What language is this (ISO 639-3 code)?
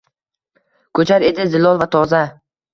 uzb